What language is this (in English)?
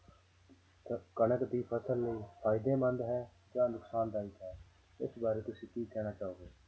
Punjabi